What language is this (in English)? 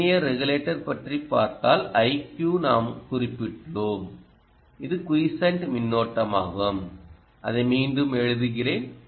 Tamil